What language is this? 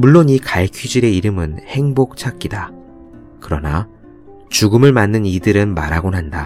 Korean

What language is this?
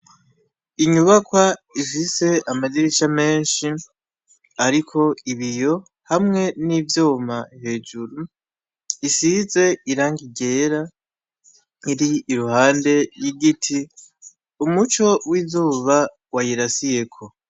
Rundi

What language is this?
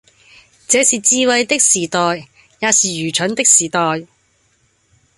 Cantonese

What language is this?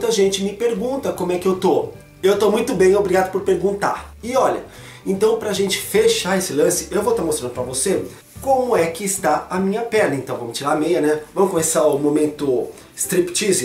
Portuguese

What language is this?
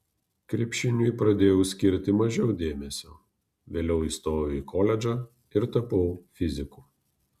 Lithuanian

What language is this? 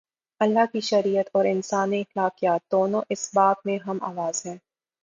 Urdu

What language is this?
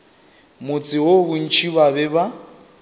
Northern Sotho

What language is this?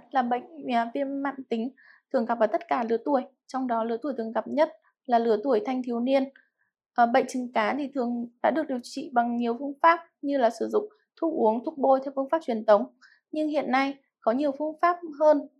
Vietnamese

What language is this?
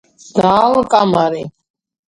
Georgian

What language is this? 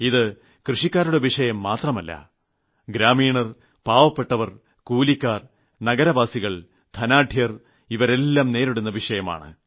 Malayalam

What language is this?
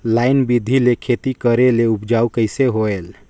Chhattisgarhi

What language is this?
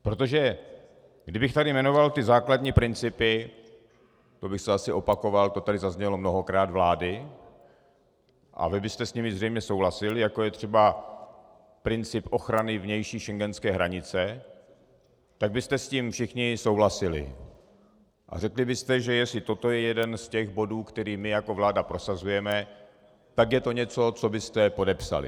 Czech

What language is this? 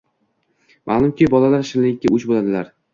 Uzbek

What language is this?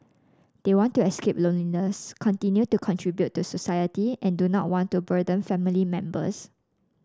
English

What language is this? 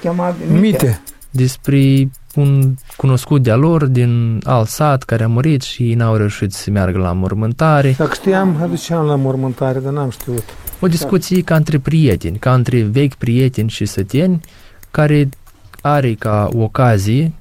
Romanian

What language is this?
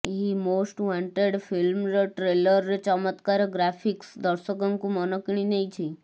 Odia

